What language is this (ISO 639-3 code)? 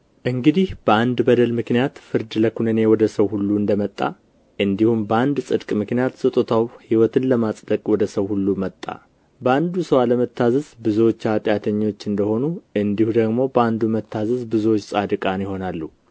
amh